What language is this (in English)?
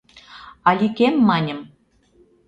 Mari